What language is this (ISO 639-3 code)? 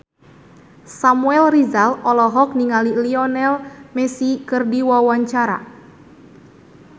sun